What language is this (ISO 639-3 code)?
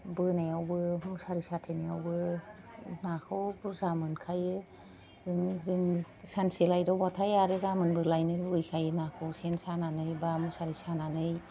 brx